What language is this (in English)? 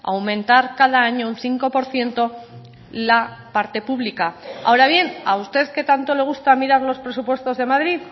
Spanish